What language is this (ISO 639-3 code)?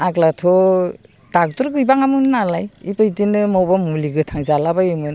brx